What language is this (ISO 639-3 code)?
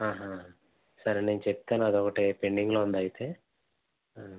tel